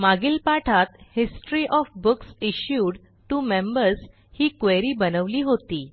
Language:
Marathi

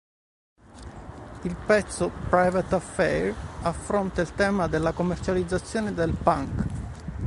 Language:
Italian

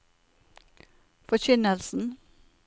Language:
Norwegian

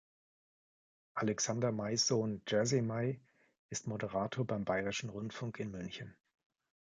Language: German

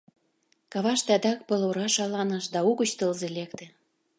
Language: Mari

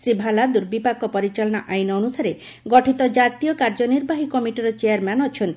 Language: Odia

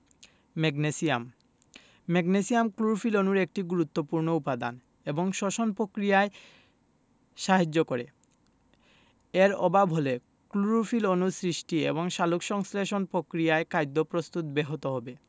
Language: Bangla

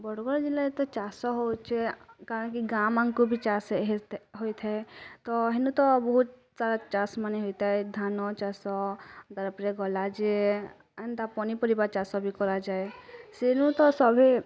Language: Odia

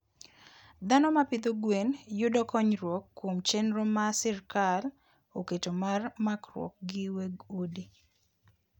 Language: Luo (Kenya and Tanzania)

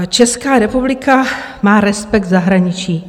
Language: Czech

